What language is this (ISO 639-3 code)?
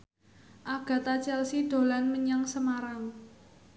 jav